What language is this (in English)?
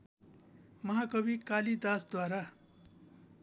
Nepali